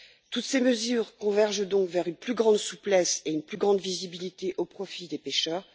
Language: French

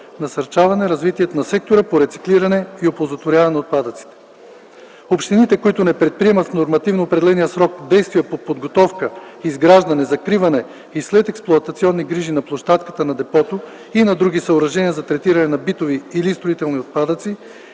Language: Bulgarian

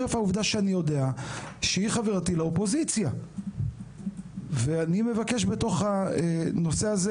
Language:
Hebrew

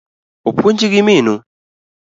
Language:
Luo (Kenya and Tanzania)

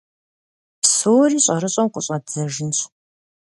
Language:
Kabardian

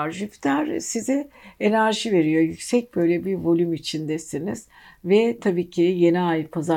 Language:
Turkish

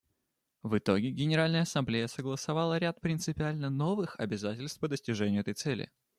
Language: Russian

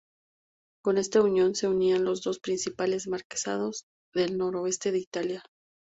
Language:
Spanish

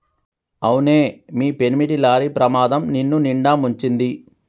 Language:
Telugu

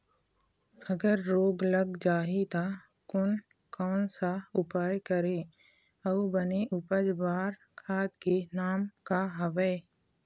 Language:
Chhattisgarhi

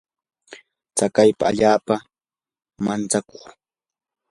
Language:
Yanahuanca Pasco Quechua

